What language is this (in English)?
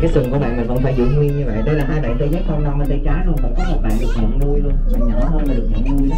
Vietnamese